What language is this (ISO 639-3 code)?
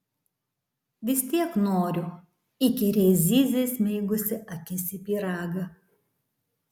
lit